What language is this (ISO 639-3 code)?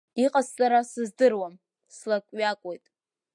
abk